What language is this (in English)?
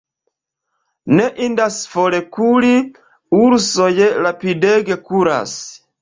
Esperanto